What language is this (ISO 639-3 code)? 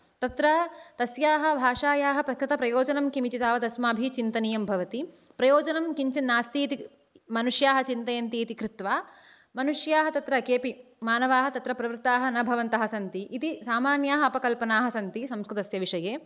san